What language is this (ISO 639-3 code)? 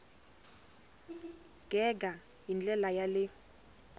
tso